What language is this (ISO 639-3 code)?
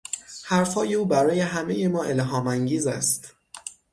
fas